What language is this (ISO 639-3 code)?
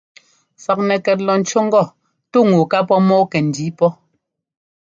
jgo